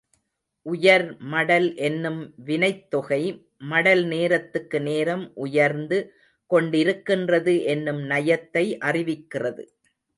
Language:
Tamil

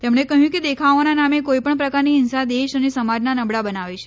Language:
Gujarati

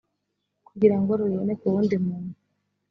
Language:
Kinyarwanda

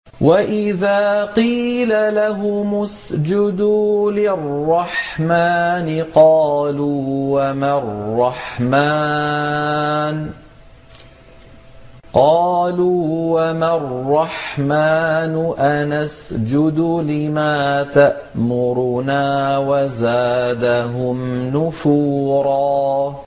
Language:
Arabic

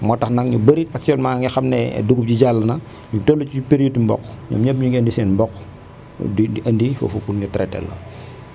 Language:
Wolof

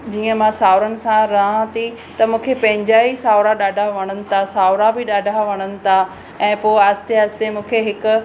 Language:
Sindhi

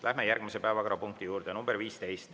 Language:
Estonian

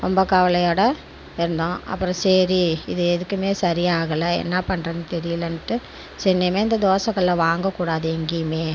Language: Tamil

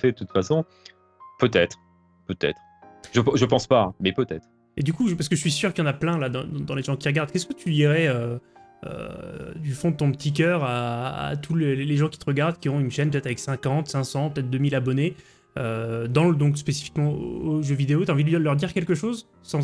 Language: French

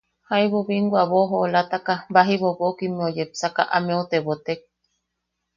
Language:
Yaqui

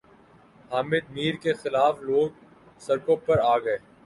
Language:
Urdu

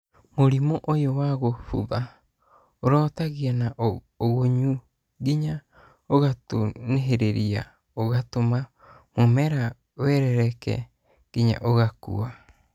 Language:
Kikuyu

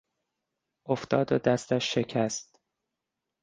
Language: Persian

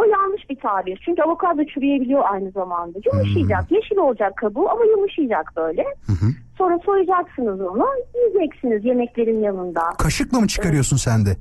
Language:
Turkish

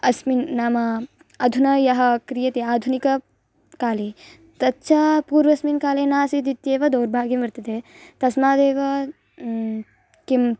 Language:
Sanskrit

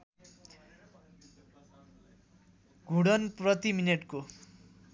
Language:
Nepali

